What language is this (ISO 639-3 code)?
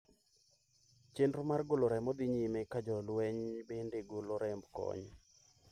luo